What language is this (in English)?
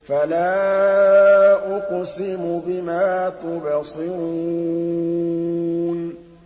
Arabic